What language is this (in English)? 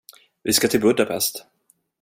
Swedish